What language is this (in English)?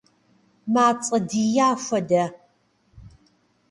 Kabardian